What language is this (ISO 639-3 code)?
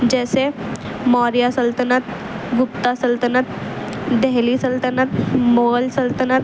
urd